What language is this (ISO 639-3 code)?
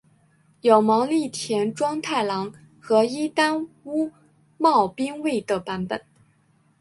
zho